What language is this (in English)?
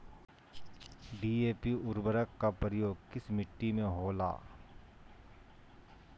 Magahi